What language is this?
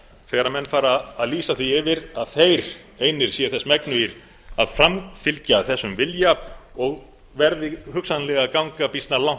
Icelandic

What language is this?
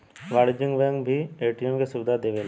Bhojpuri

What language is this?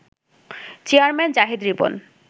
Bangla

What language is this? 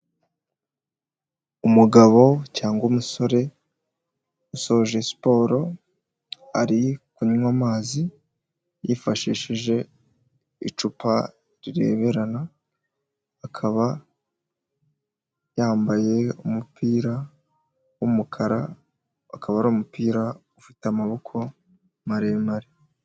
Kinyarwanda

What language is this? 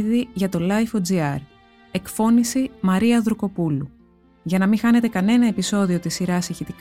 Greek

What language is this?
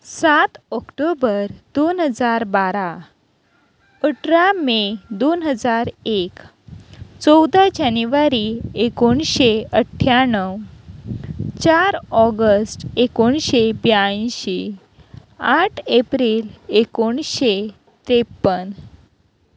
Konkani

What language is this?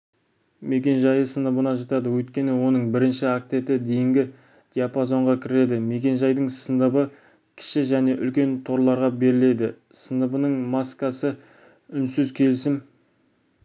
Kazakh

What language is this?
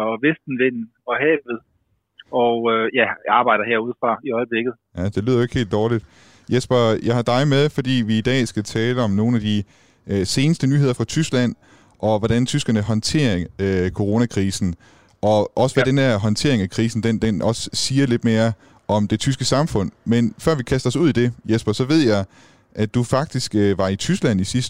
Danish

